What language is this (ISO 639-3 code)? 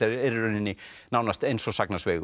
isl